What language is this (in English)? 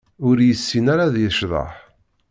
Kabyle